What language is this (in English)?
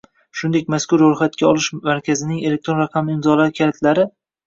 Uzbek